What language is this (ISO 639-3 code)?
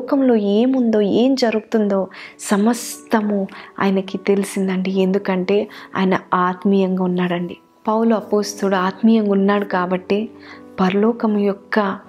tel